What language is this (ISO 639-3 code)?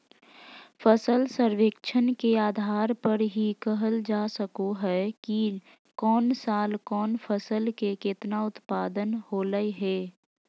mag